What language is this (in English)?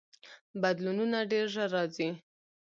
Pashto